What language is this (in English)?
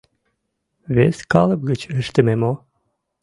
Mari